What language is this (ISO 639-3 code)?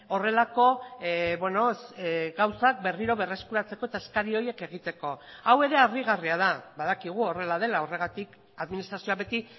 eus